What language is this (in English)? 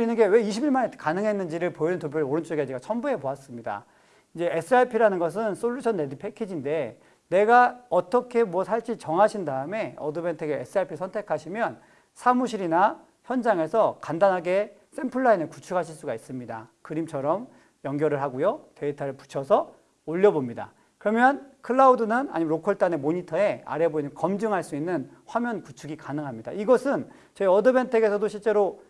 Korean